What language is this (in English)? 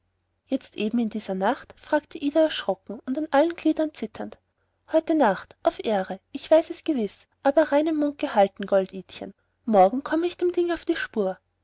German